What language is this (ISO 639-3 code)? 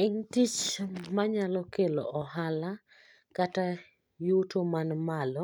luo